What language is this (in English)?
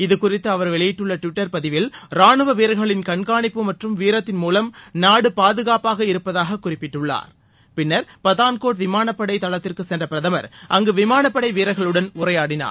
Tamil